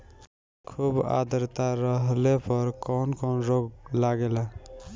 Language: Bhojpuri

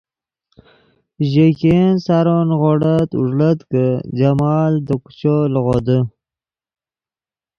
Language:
Yidgha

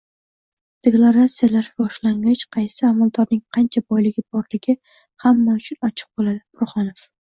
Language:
Uzbek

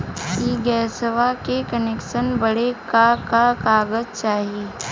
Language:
Bhojpuri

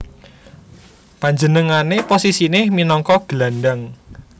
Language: Javanese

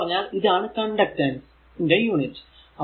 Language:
Malayalam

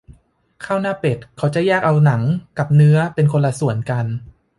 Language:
Thai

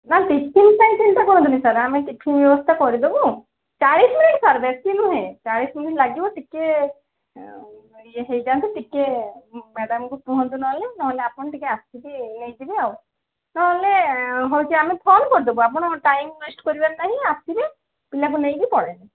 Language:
Odia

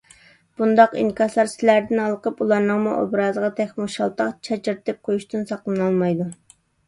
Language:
Uyghur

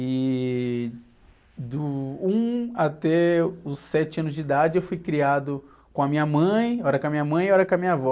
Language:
Portuguese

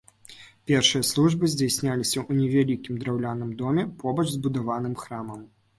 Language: Belarusian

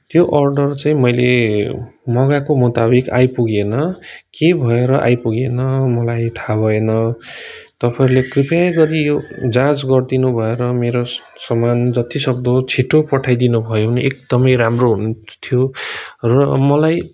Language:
Nepali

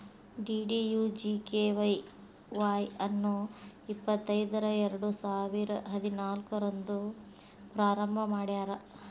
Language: Kannada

